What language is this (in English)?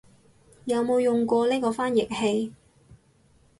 Cantonese